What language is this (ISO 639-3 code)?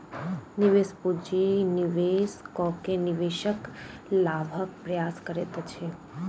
mai